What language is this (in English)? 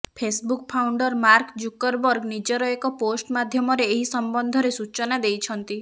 Odia